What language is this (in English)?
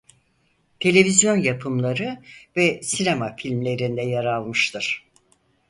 Turkish